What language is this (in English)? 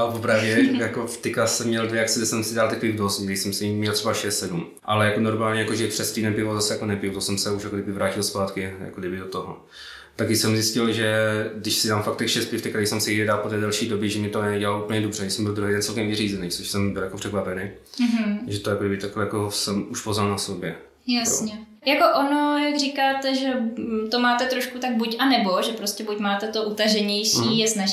Czech